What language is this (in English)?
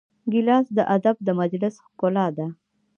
Pashto